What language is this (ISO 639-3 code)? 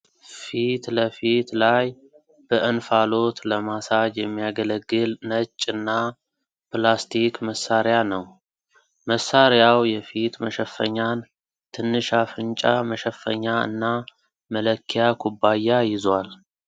amh